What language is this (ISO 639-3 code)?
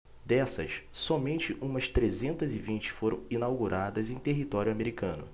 por